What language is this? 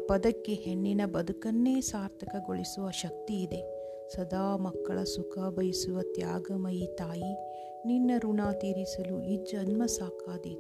Kannada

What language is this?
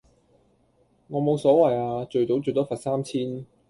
Cantonese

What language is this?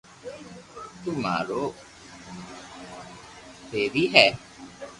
Loarki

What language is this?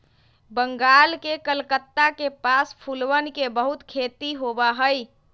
Magahi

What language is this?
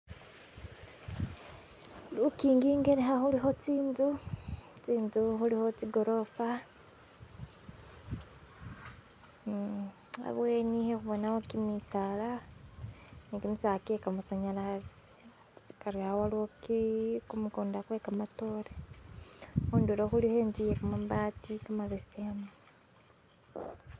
Masaaba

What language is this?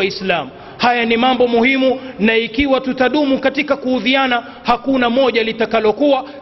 Swahili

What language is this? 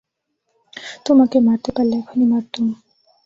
Bangla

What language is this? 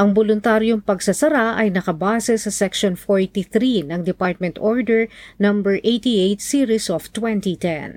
Filipino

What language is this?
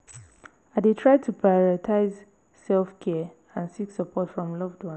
Nigerian Pidgin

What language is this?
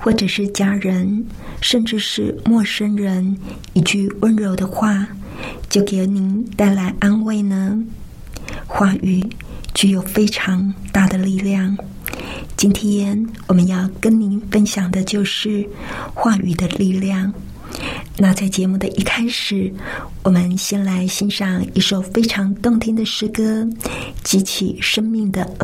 Chinese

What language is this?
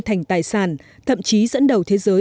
Vietnamese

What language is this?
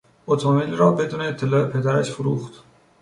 Persian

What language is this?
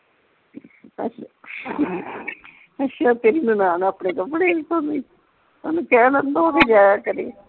Punjabi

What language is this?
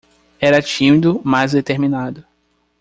Portuguese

